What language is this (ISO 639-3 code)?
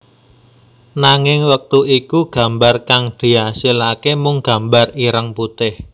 jav